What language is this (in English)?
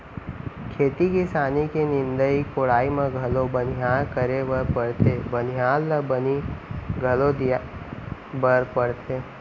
Chhattisgarhi